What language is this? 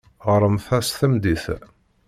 Kabyle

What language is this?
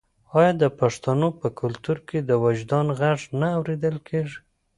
Pashto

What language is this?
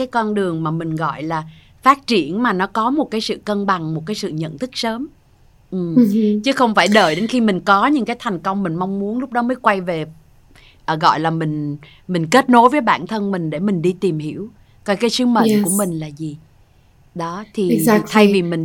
Vietnamese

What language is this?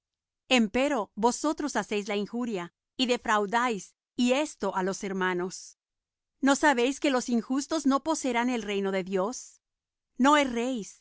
Spanish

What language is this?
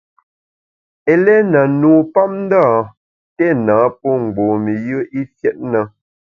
Bamun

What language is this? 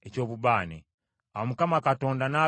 Ganda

